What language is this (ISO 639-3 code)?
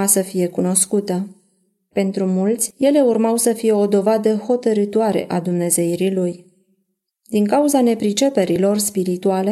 ron